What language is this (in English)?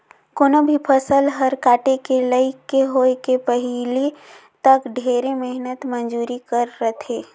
Chhattisgarhi